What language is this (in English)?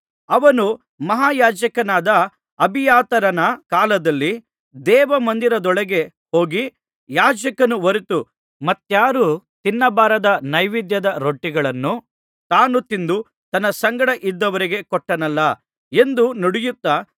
Kannada